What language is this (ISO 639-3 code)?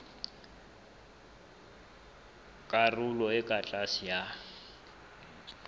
sot